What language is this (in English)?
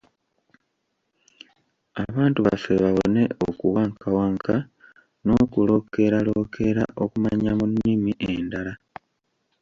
Ganda